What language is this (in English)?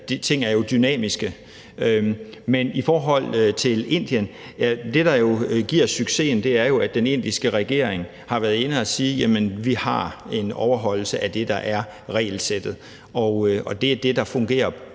Danish